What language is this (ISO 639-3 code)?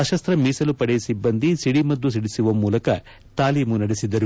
kan